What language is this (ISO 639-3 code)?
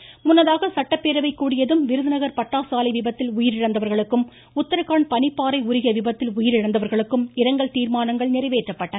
tam